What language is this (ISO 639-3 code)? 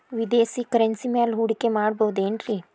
kan